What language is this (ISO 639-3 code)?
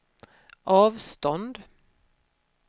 swe